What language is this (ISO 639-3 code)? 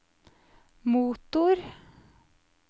nor